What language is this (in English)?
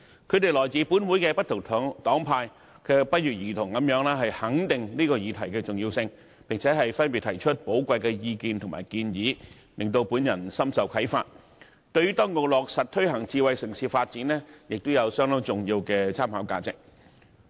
Cantonese